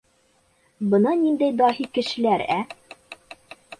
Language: Bashkir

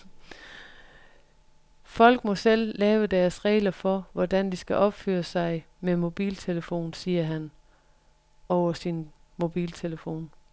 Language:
Danish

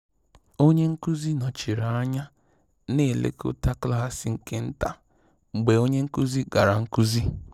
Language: Igbo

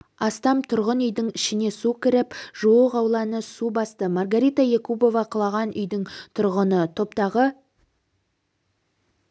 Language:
Kazakh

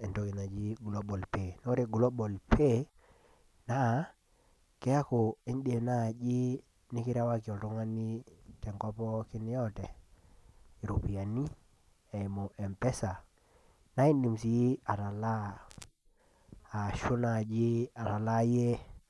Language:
Masai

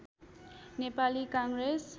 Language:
Nepali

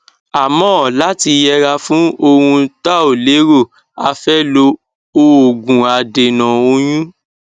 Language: Yoruba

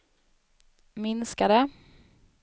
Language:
Swedish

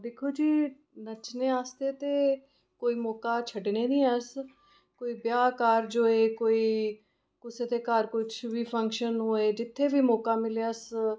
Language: Dogri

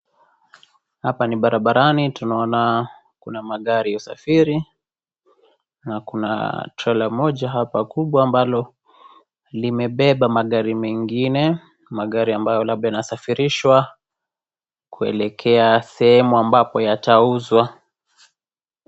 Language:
Swahili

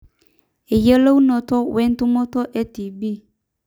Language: Masai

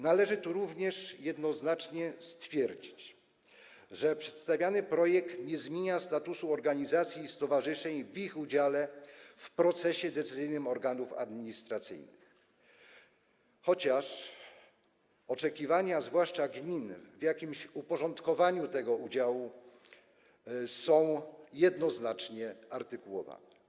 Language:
Polish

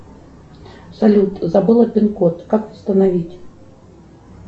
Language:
Russian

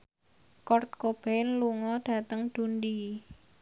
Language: Javanese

